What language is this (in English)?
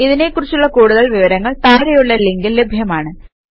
Malayalam